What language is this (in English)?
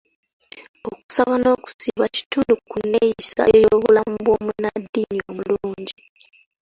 Ganda